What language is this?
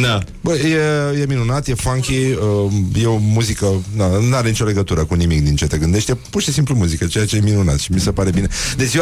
Romanian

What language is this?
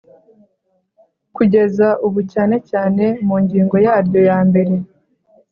Kinyarwanda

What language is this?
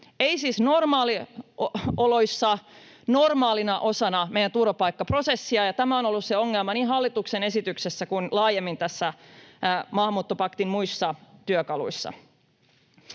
Finnish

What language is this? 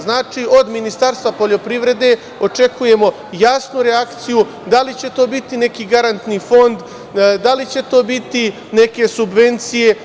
Serbian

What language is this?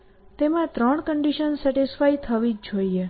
Gujarati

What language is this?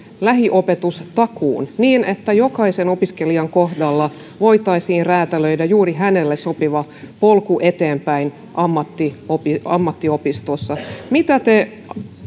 Finnish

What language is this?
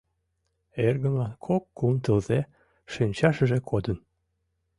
Mari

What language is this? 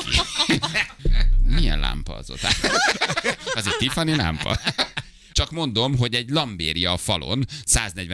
Hungarian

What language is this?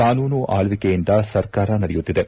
Kannada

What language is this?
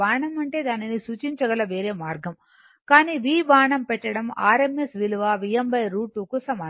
Telugu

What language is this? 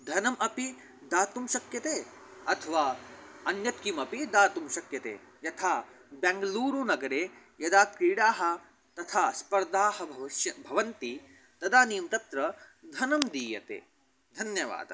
Sanskrit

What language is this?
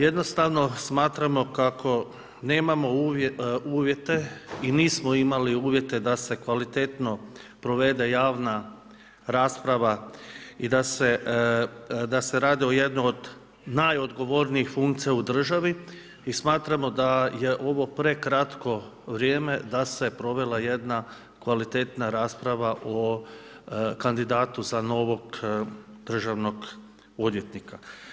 Croatian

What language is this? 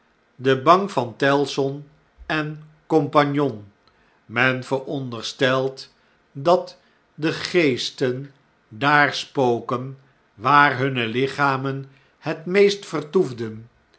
Dutch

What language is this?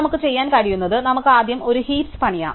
Malayalam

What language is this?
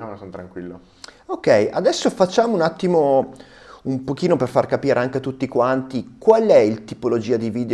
Italian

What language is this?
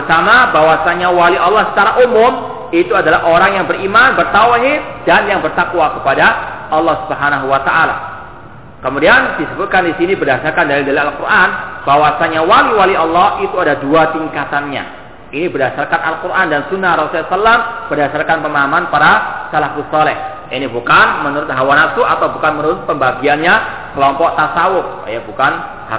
Malay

